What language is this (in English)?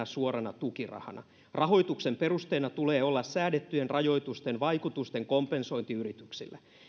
Finnish